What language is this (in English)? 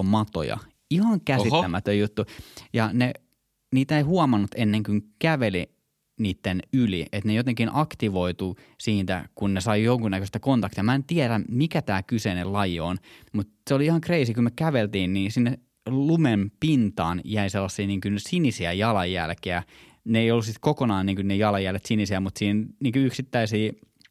Finnish